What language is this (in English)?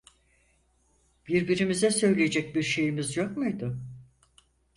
Turkish